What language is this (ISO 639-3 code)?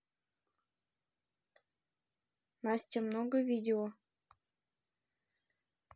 rus